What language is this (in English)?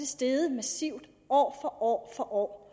Danish